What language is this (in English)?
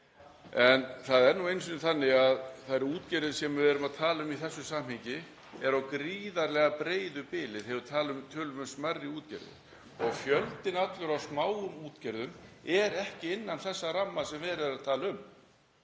Icelandic